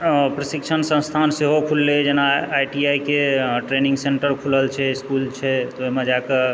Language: Maithili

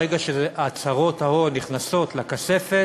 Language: Hebrew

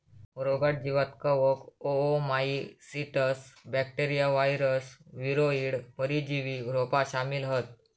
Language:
Marathi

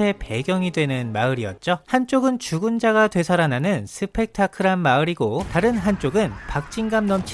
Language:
Korean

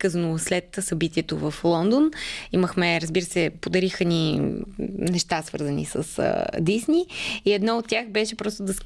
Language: Bulgarian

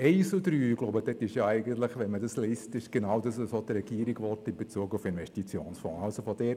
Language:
Swiss German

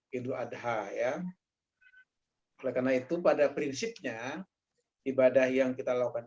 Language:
Indonesian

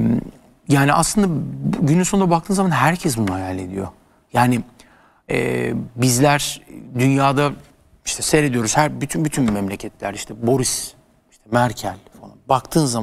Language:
Turkish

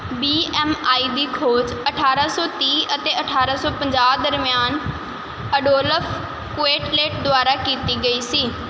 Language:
Punjabi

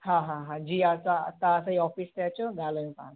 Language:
Sindhi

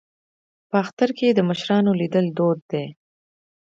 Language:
Pashto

